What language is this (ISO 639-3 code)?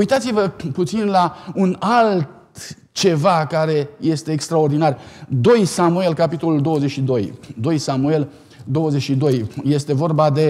ron